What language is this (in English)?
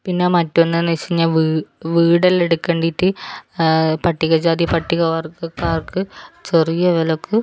Malayalam